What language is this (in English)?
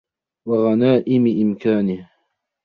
Arabic